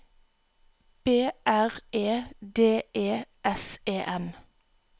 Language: Norwegian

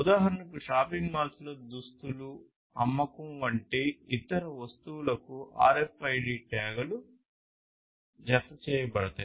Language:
Telugu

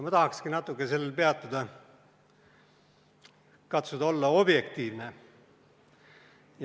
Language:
Estonian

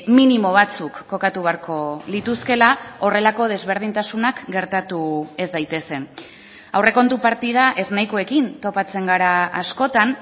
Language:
Basque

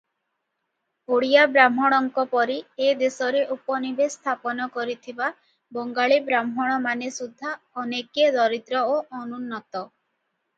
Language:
Odia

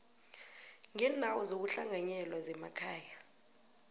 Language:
South Ndebele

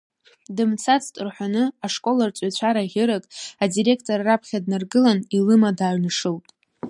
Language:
Abkhazian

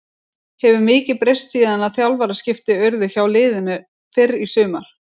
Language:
Icelandic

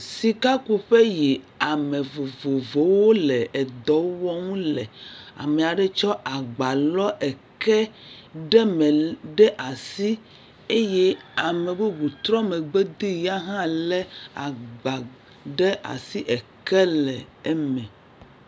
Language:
Ewe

